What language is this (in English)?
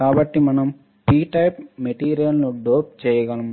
Telugu